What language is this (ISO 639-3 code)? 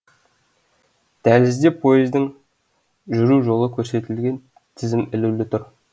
kaz